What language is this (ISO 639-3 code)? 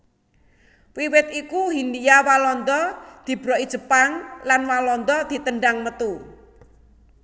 jav